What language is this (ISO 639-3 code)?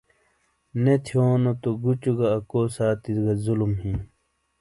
scl